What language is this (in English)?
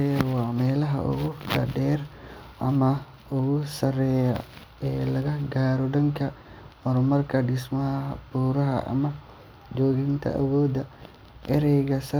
Somali